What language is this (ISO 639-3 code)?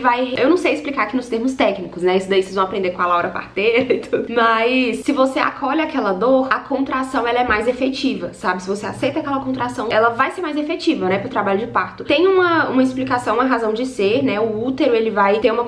por